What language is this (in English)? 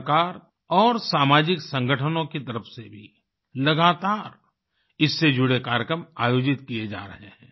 Hindi